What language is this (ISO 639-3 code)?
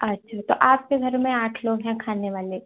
hin